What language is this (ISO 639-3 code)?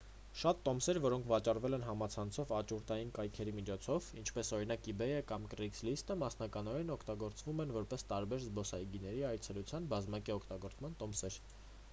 hye